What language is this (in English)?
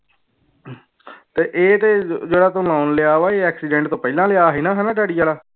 Punjabi